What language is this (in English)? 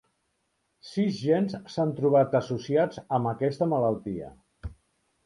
Catalan